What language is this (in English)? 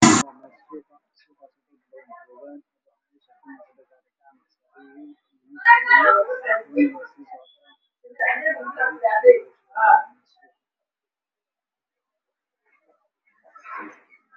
Somali